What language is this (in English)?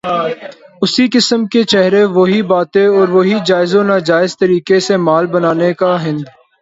Urdu